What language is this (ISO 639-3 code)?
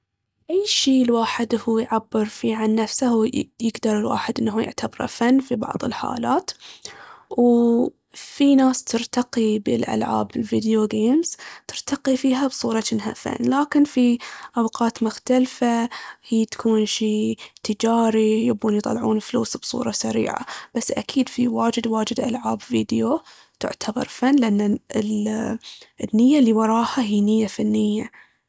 abv